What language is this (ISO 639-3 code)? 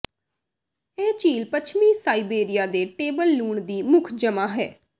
pan